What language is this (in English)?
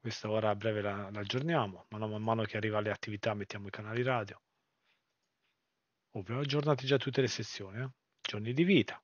Italian